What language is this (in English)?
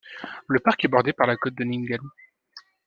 French